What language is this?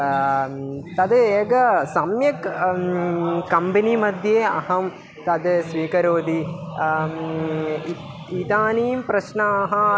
Sanskrit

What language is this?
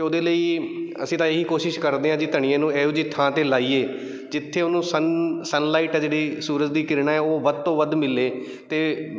Punjabi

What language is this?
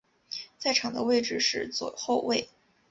Chinese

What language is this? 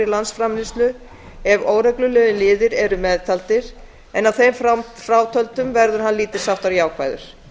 Icelandic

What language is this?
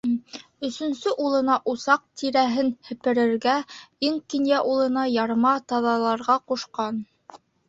Bashkir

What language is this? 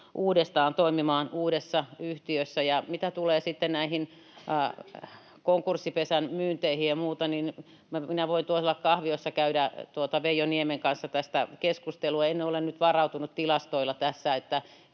Finnish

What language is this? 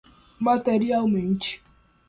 Portuguese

